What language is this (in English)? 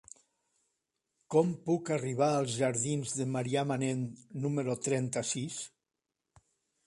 Catalan